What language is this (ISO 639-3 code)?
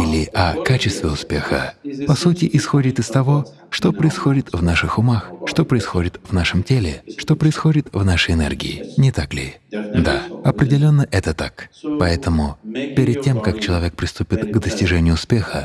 rus